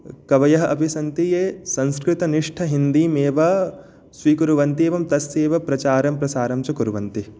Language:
Sanskrit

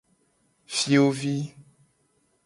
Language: Gen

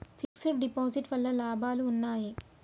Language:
Telugu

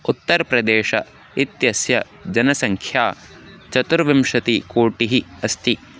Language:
Sanskrit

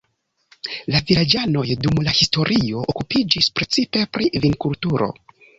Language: Esperanto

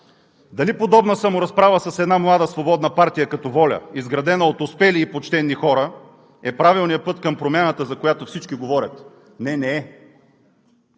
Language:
Bulgarian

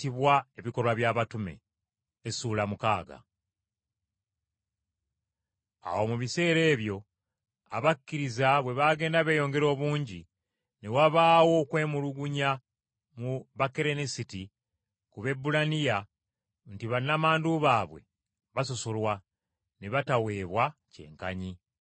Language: Ganda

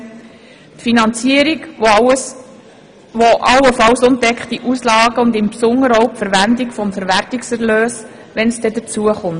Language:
Swiss German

